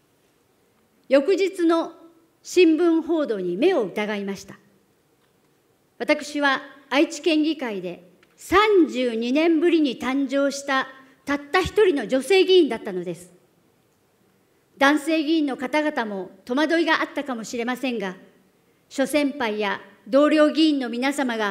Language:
Japanese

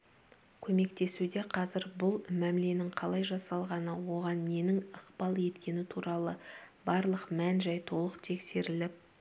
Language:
Kazakh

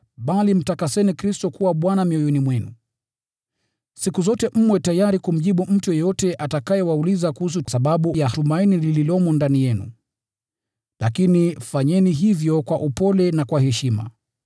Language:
Swahili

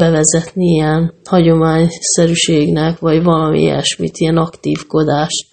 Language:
Hungarian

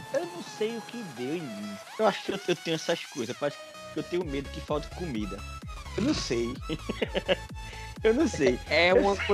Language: Portuguese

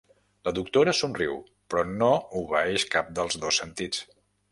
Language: Catalan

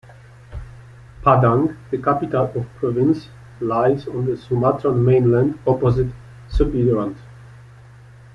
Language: English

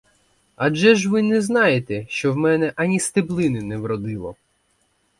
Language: Ukrainian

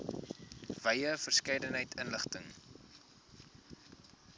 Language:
Afrikaans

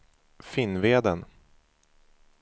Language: Swedish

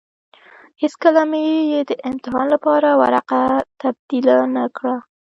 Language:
Pashto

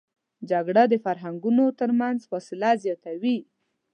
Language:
Pashto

